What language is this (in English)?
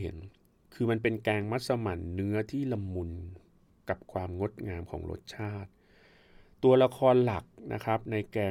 Thai